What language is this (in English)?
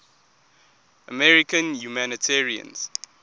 English